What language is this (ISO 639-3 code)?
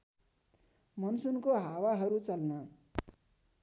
nep